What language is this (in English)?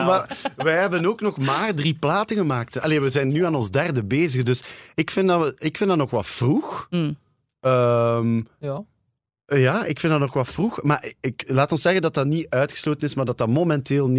Dutch